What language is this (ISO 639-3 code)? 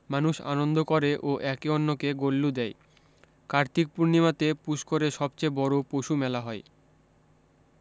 ben